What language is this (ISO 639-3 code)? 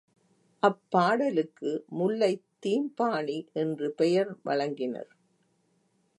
tam